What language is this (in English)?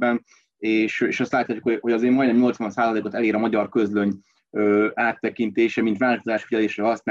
Hungarian